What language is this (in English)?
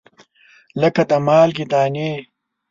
Pashto